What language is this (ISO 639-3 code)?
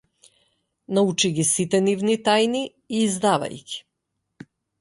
mkd